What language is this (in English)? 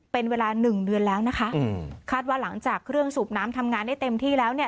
Thai